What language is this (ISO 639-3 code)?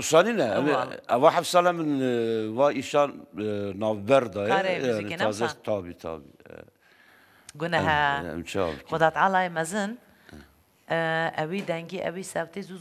ara